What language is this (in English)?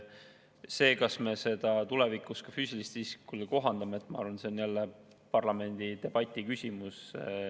Estonian